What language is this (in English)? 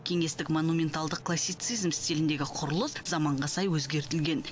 Kazakh